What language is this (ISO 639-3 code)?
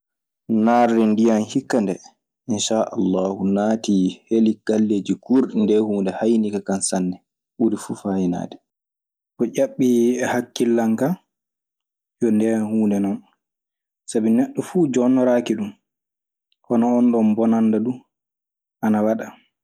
ffm